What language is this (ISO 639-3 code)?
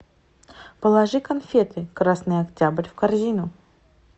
rus